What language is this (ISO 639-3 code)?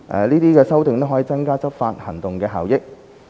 yue